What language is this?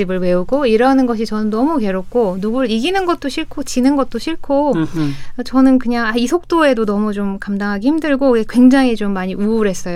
Korean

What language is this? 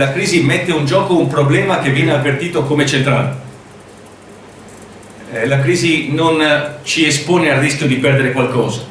Italian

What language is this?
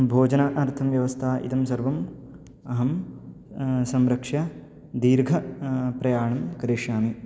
Sanskrit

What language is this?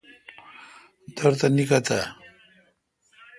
Kalkoti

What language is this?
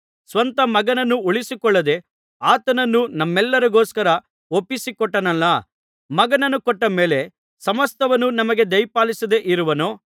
Kannada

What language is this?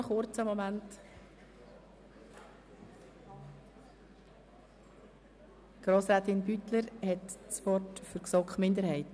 Swiss German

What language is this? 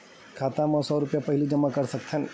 Chhattisgarhi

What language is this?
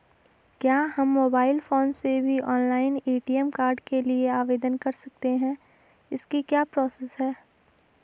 Hindi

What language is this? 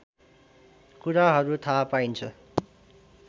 Nepali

